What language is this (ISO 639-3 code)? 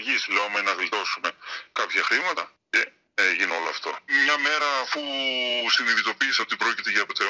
ell